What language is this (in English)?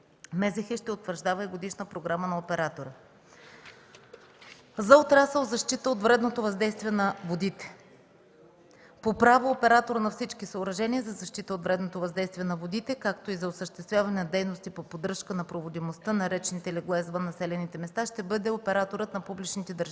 Bulgarian